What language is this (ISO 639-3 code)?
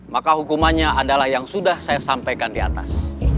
ind